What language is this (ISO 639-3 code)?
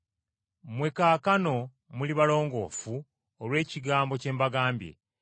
lug